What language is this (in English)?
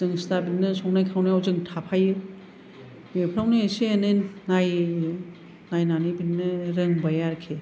Bodo